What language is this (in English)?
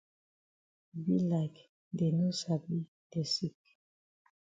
Cameroon Pidgin